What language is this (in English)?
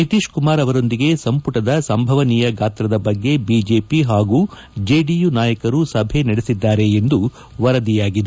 Kannada